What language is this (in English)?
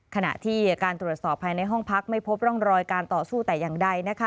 Thai